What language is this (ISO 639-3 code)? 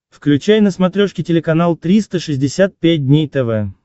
rus